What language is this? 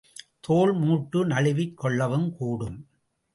Tamil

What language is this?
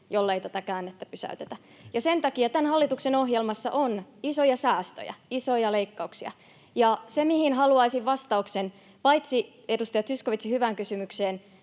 Finnish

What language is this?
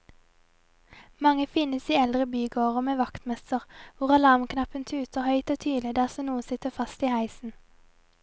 Norwegian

